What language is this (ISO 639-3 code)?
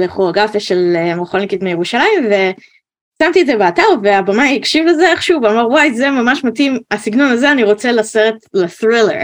heb